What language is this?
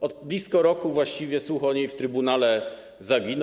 Polish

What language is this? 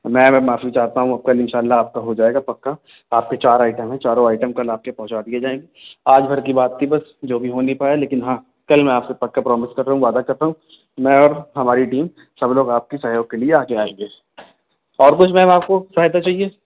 Urdu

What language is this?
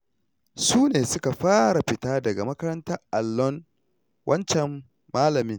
Hausa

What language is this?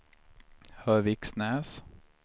Swedish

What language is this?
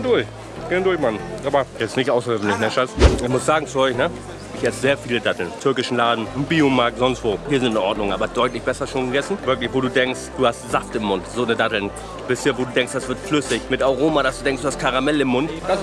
German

